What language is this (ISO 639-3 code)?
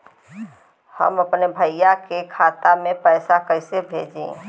bho